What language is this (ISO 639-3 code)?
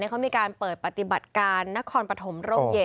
tha